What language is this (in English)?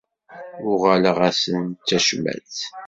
Kabyle